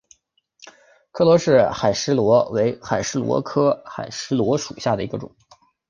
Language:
Chinese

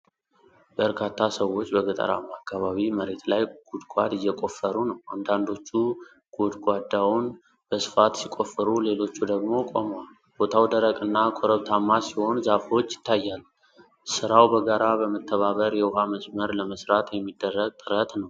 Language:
Amharic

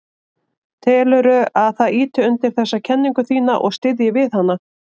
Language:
Icelandic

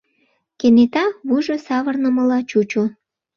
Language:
Mari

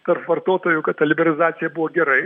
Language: Lithuanian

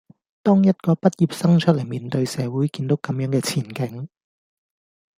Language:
Cantonese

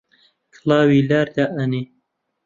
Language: Central Kurdish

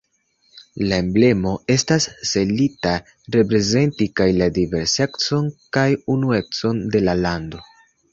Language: Esperanto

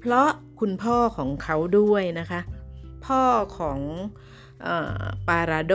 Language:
Thai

